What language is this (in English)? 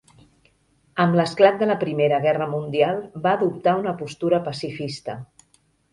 Catalan